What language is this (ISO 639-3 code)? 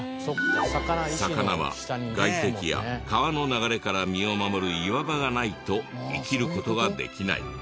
jpn